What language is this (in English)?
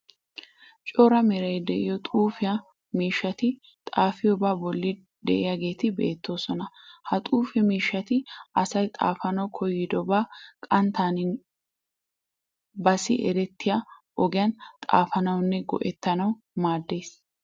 Wolaytta